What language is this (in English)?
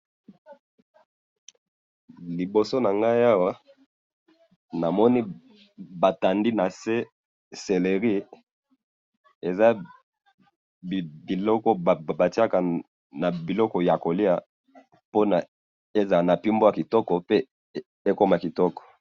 Lingala